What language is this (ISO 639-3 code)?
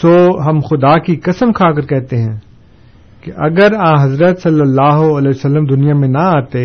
urd